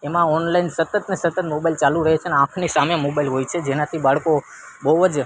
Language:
Gujarati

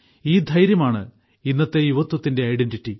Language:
Malayalam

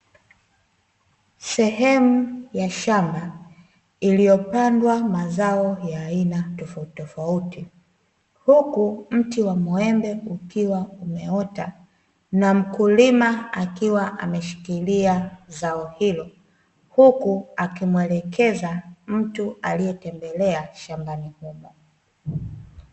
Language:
Swahili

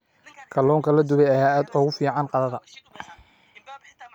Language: Somali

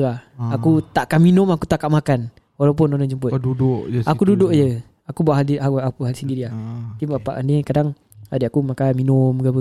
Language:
Malay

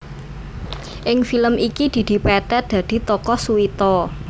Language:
Javanese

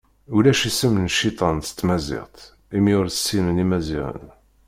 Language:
Kabyle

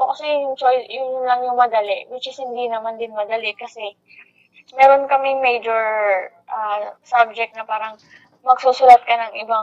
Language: Filipino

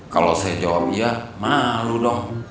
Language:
Indonesian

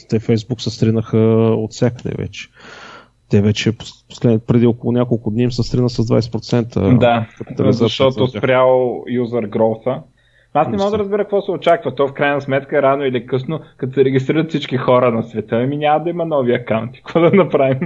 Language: Bulgarian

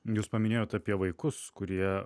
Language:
Lithuanian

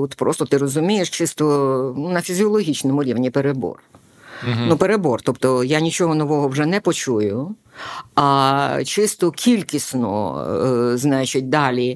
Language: Ukrainian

